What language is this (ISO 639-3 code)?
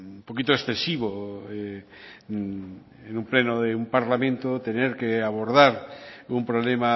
spa